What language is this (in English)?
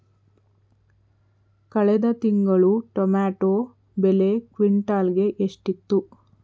Kannada